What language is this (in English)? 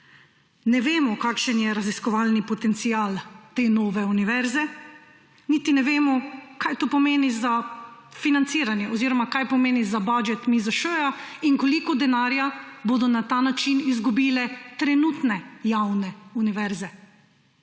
Slovenian